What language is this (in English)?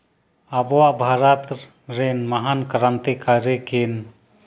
Santali